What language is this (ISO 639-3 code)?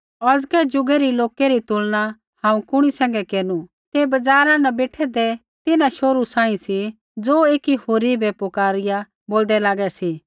kfx